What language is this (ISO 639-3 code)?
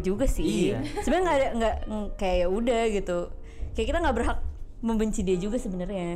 ind